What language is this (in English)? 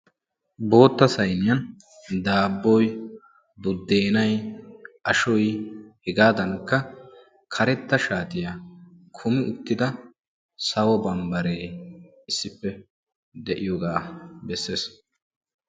Wolaytta